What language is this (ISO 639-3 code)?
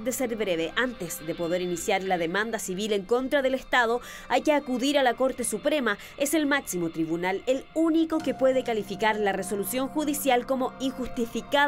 spa